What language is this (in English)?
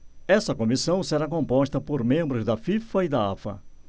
Portuguese